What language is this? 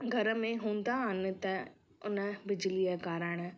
Sindhi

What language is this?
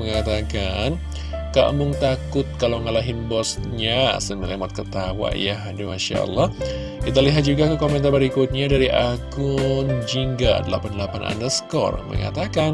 Indonesian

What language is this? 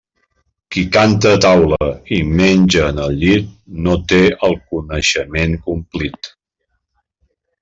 Catalan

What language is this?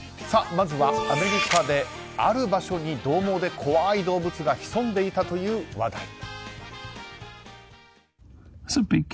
Japanese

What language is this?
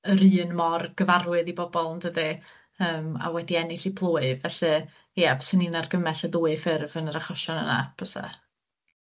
Welsh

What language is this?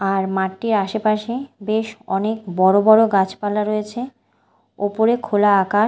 Bangla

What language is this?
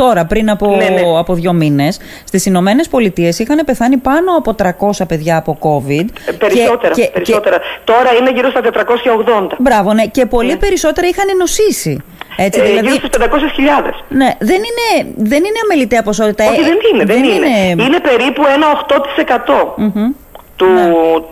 Greek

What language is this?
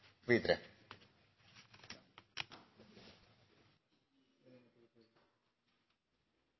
Norwegian Bokmål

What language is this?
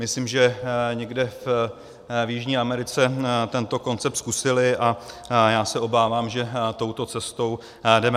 Czech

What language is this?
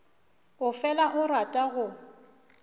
Northern Sotho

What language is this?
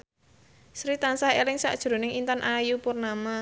Javanese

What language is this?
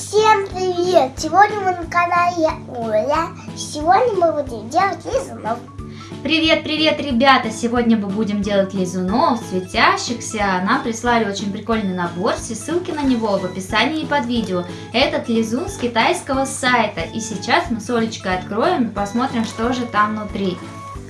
Russian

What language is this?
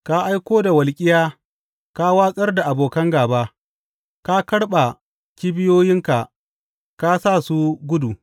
Hausa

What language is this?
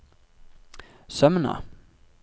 Norwegian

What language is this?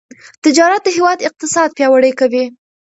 Pashto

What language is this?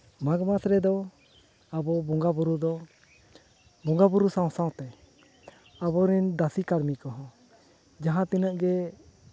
Santali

